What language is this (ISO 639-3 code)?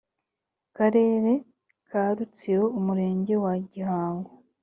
kin